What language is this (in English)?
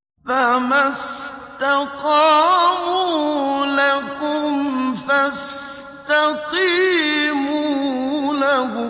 Arabic